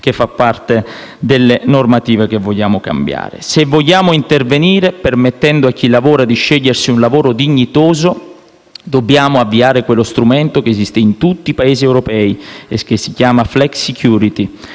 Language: Italian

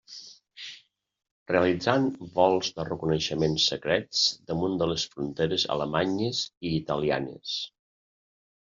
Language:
Catalan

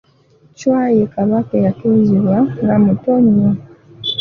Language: Ganda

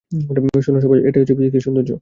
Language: Bangla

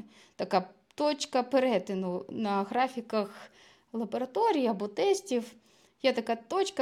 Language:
Ukrainian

